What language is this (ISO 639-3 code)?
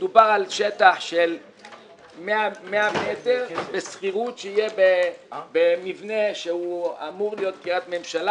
heb